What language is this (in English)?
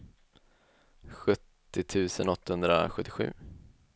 Swedish